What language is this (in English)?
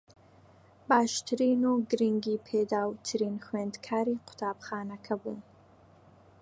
Central Kurdish